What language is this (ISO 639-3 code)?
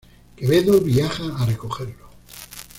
spa